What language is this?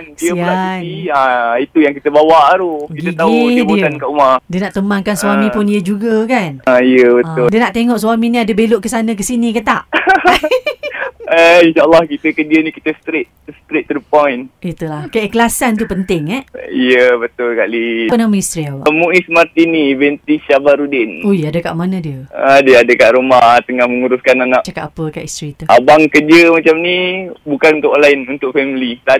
Malay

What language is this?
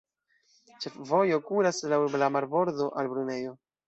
Esperanto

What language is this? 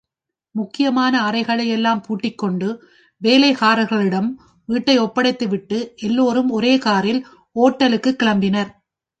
Tamil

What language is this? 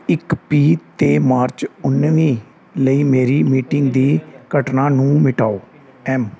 Punjabi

